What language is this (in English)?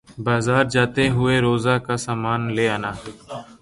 Urdu